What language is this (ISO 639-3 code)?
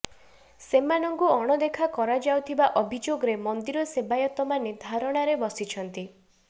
ori